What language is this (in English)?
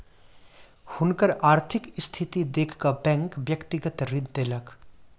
Maithili